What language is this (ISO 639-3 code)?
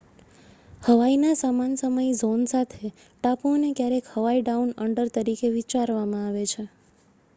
guj